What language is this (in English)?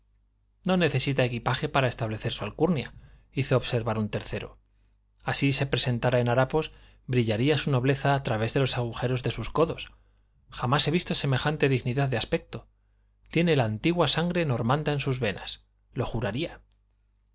Spanish